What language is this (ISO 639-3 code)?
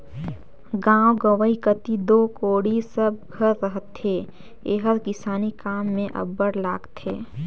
hne